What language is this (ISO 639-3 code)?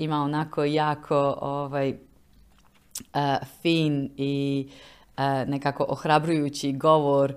hrv